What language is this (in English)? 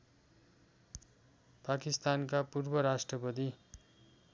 Nepali